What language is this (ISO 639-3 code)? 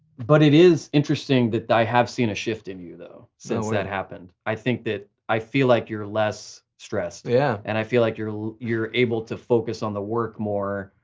eng